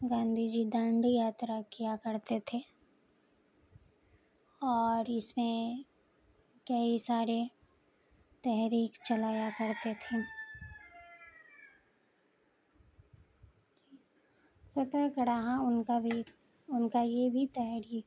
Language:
Urdu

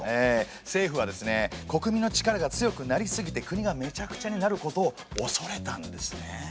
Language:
Japanese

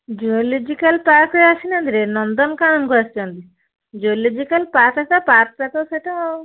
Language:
Odia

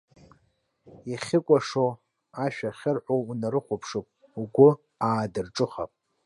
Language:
Abkhazian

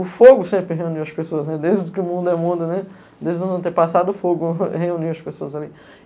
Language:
Portuguese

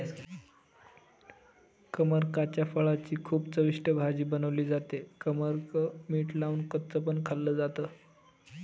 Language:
Marathi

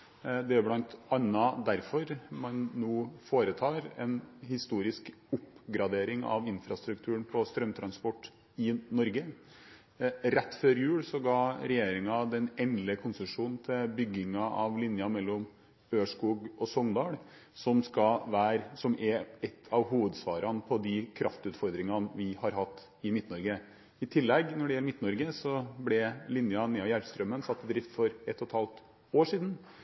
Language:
Norwegian Bokmål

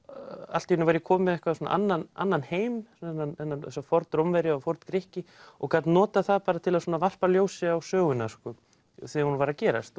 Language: Icelandic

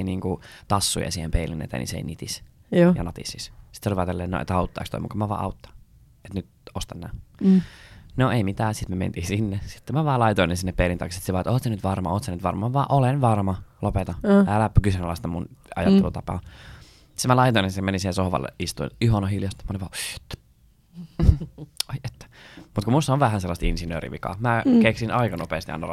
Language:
Finnish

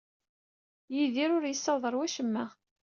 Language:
Kabyle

